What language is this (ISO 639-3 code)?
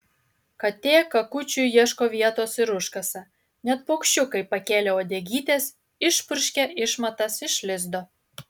lit